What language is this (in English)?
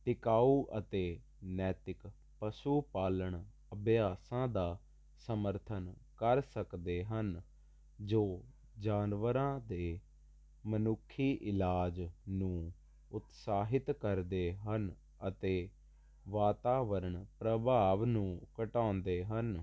Punjabi